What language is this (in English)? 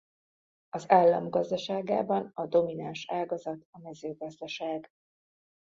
Hungarian